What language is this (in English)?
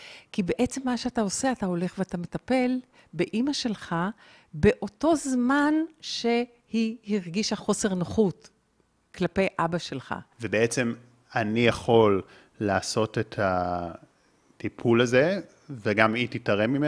Hebrew